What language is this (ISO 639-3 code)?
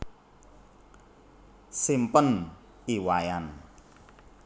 jav